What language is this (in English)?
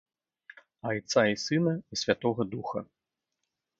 Belarusian